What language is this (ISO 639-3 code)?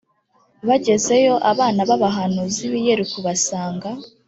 kin